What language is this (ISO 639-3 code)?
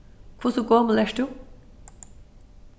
fao